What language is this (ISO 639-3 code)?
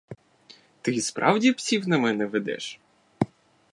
ukr